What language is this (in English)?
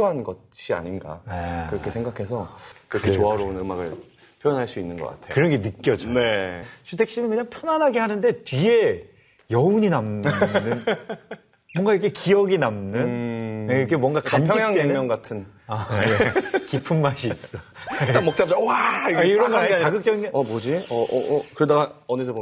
Korean